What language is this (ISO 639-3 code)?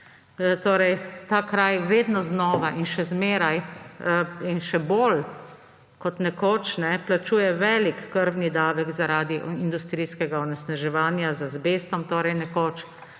slv